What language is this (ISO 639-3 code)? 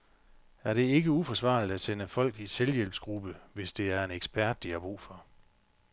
dan